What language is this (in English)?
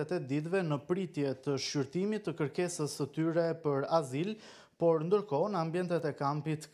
Romanian